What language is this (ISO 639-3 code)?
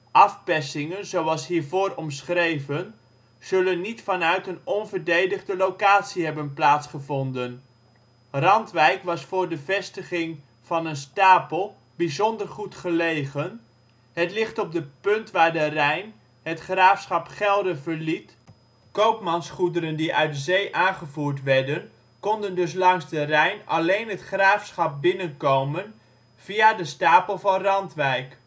nld